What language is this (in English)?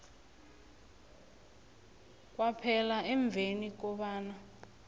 South Ndebele